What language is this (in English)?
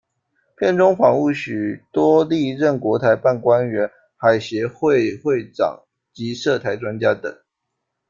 Chinese